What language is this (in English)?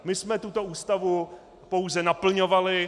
Czech